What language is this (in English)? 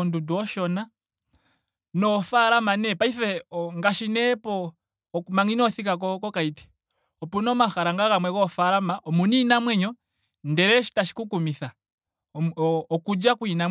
Ndonga